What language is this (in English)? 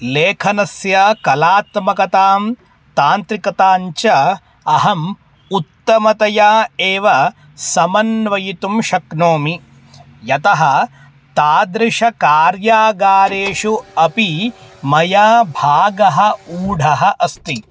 Sanskrit